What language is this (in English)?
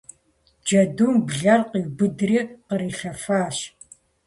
Kabardian